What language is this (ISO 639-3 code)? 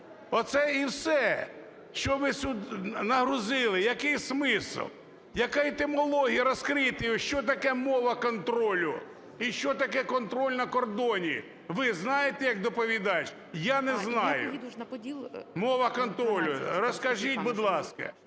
ukr